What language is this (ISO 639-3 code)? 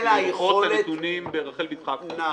heb